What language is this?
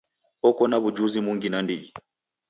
Taita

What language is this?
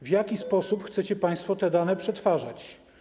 Polish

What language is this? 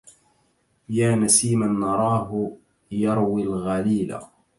Arabic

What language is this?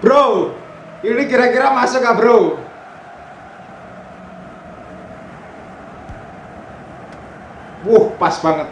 Indonesian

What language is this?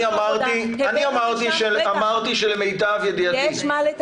Hebrew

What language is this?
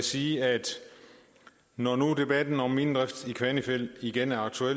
Danish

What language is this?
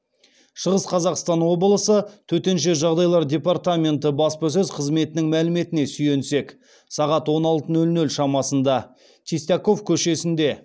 Kazakh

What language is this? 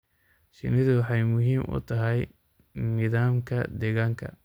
Somali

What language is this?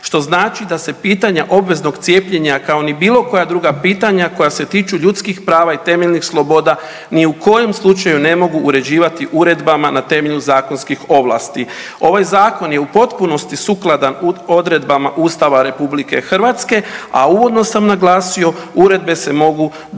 Croatian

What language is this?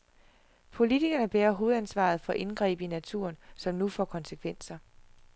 Danish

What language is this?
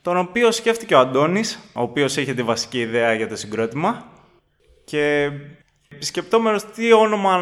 Greek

